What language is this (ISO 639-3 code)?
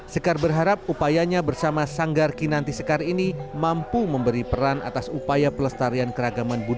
ind